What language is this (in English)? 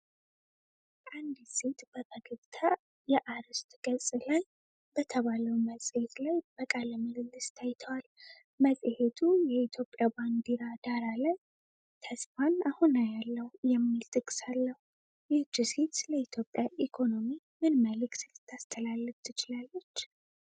Amharic